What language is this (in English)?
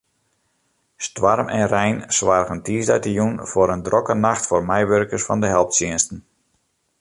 Western Frisian